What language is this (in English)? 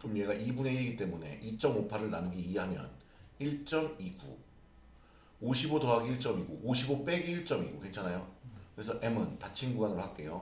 Korean